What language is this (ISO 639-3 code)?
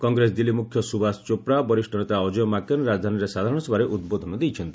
ori